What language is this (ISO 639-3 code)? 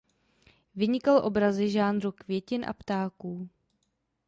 ces